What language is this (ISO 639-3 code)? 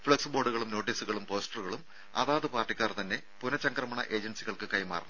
mal